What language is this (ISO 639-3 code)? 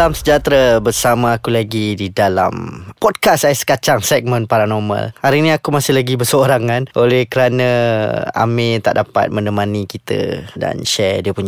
msa